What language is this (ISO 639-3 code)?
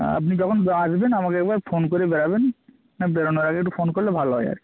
ben